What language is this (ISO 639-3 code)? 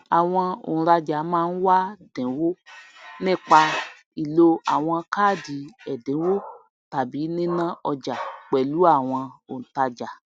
yor